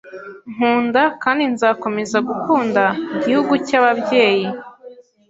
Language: Kinyarwanda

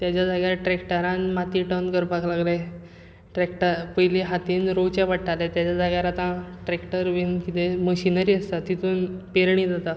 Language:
Konkani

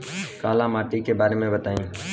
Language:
Bhojpuri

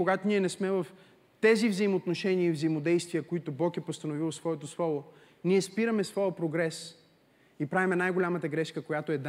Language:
Bulgarian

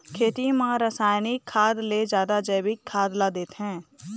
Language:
Chhattisgarhi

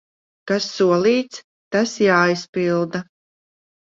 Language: Latvian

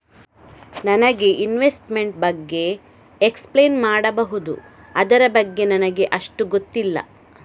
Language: Kannada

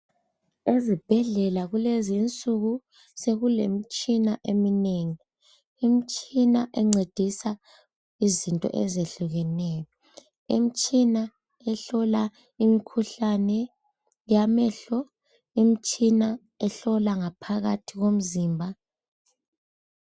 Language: North Ndebele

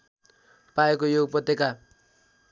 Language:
Nepali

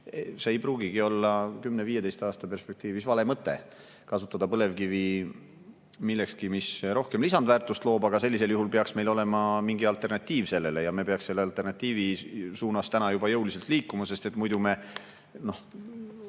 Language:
Estonian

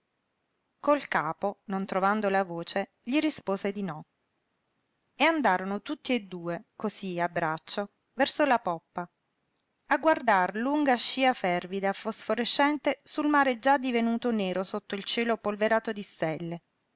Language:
Italian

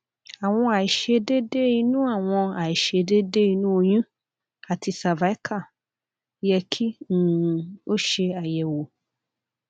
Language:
Yoruba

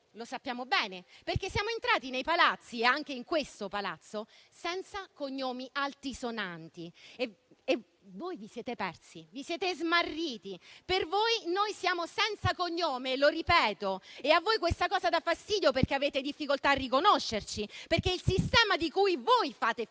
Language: Italian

